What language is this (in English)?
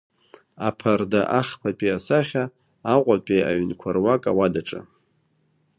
Abkhazian